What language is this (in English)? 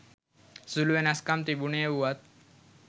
Sinhala